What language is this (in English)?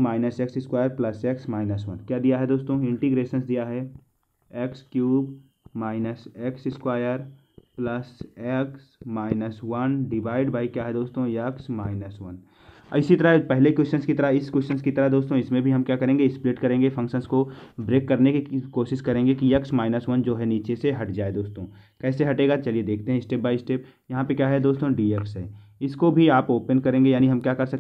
Hindi